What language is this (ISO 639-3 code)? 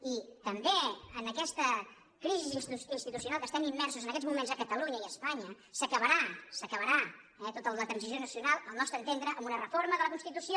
cat